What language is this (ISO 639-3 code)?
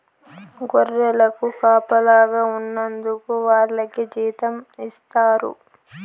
tel